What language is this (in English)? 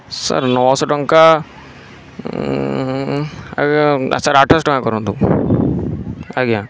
Odia